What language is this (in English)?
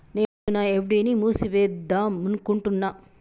Telugu